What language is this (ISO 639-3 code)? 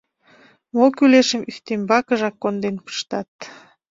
chm